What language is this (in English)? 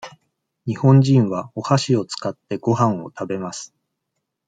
Japanese